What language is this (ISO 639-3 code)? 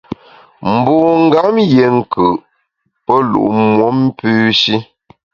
bax